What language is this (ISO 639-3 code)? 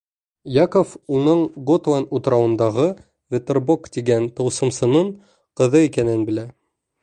bak